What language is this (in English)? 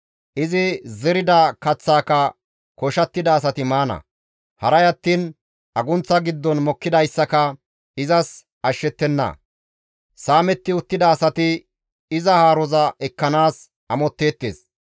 Gamo